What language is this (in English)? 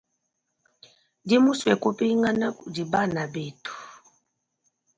Luba-Lulua